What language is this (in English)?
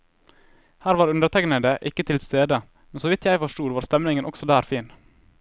Norwegian